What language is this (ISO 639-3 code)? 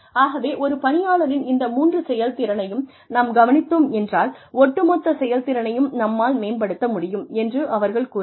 tam